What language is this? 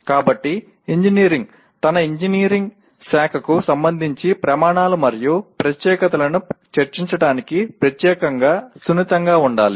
Telugu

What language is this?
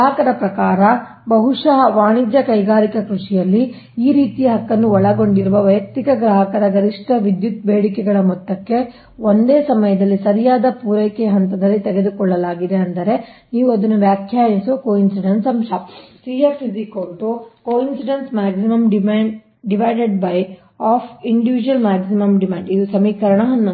Kannada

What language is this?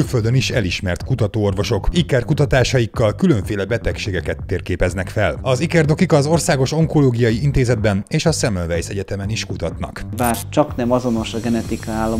Hungarian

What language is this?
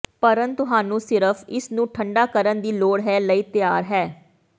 Punjabi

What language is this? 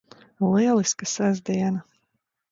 Latvian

